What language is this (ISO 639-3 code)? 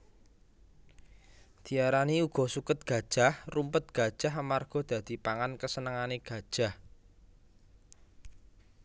jav